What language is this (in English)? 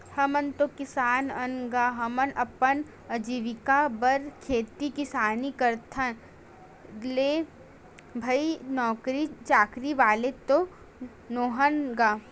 Chhattisgarhi